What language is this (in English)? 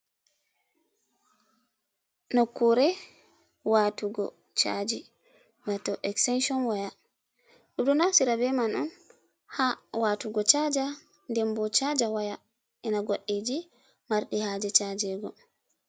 Fula